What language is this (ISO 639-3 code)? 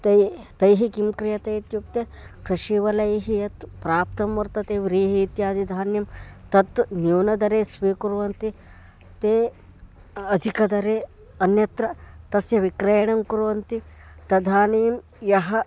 san